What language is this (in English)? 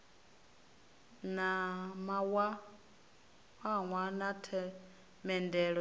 Venda